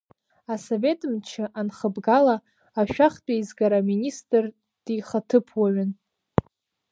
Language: Abkhazian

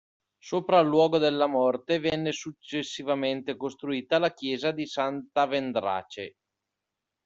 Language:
Italian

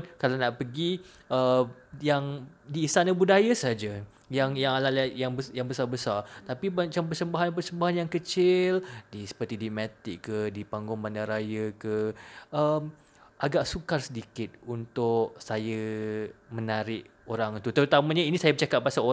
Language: Malay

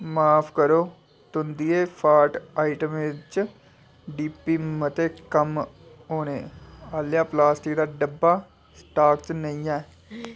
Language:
Dogri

